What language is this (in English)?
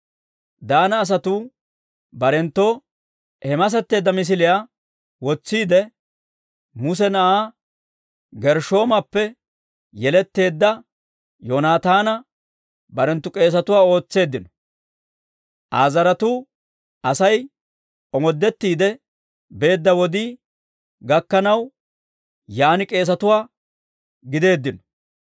Dawro